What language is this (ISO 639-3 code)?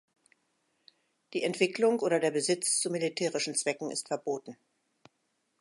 deu